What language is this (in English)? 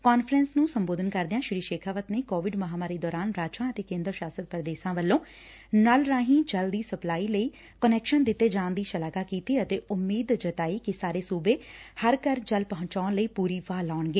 Punjabi